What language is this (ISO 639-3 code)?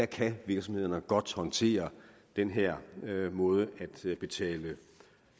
dan